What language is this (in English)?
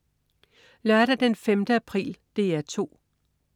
Danish